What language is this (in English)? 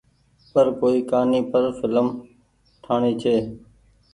Goaria